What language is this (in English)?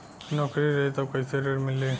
Bhojpuri